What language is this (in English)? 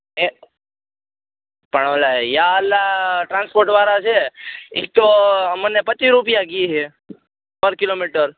Gujarati